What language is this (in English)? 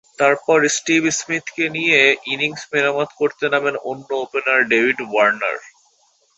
Bangla